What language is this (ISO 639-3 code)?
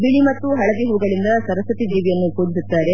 kan